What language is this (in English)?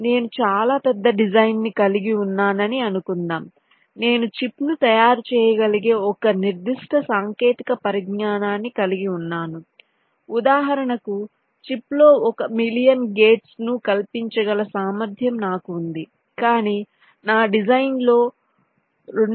Telugu